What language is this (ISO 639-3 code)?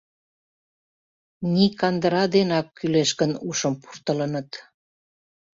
chm